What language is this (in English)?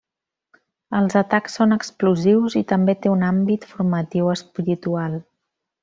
Catalan